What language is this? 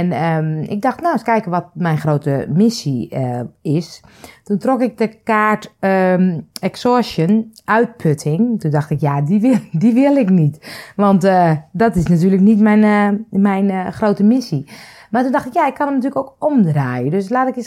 Dutch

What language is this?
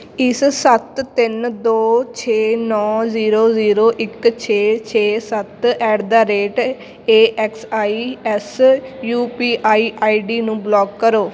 Punjabi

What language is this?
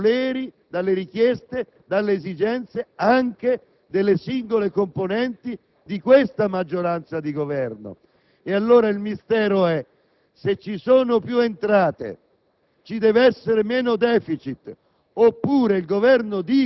Italian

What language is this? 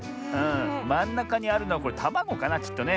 Japanese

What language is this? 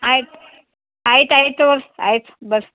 Kannada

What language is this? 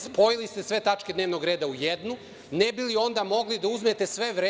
Serbian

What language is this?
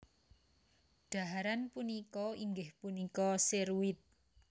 Javanese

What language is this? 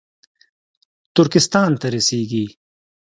Pashto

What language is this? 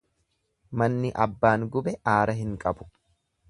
Oromo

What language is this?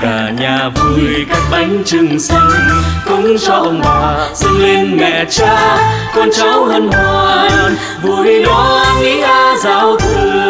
Vietnamese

